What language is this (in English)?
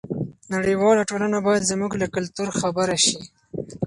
Pashto